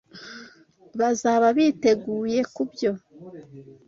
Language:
Kinyarwanda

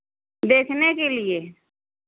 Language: Hindi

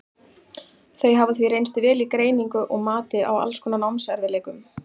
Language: Icelandic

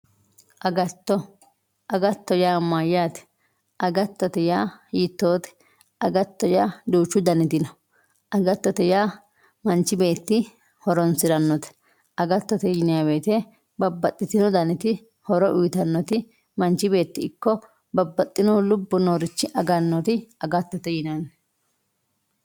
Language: Sidamo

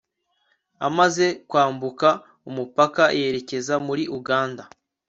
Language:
Kinyarwanda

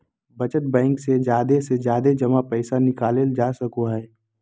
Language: Magahi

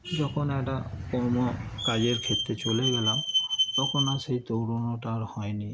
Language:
Bangla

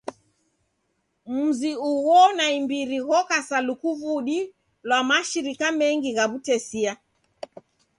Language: Taita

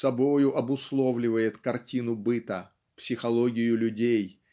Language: Russian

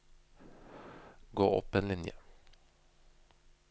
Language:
Norwegian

